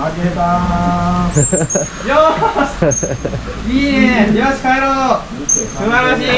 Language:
Japanese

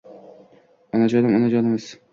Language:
Uzbek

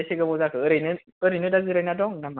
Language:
Bodo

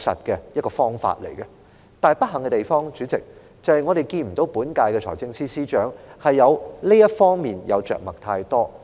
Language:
Cantonese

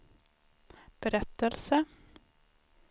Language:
Swedish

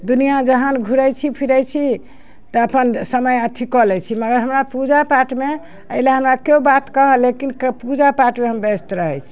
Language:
Maithili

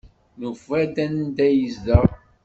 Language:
Kabyle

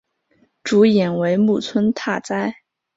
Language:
Chinese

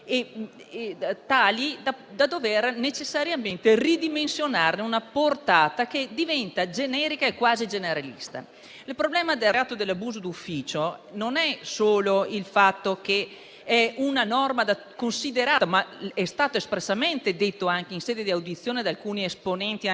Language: Italian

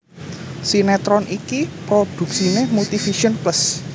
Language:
Javanese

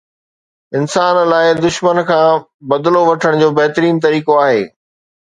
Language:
Sindhi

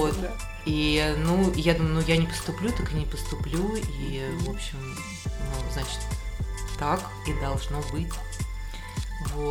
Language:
Russian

